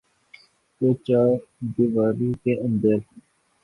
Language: Urdu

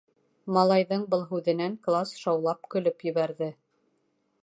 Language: Bashkir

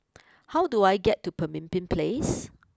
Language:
English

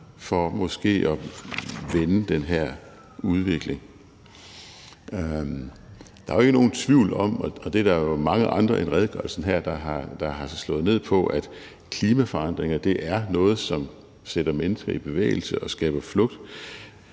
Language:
Danish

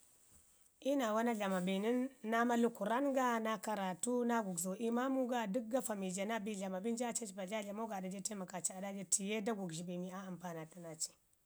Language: Ngizim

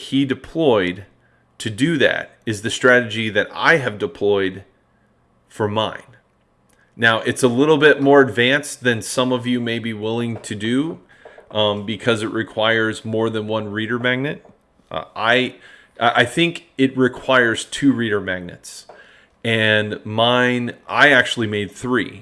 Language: English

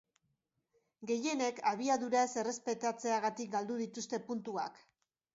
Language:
Basque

